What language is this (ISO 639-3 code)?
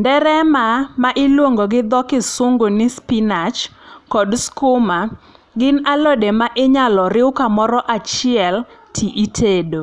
luo